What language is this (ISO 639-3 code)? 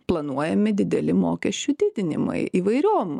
lit